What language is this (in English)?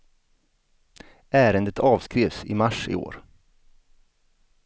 Swedish